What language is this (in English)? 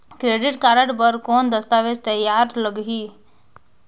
Chhattisgarhi